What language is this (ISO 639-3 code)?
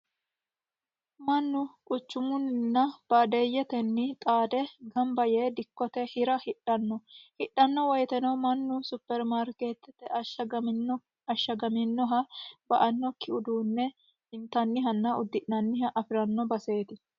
sid